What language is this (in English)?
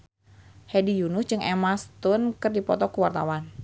Sundanese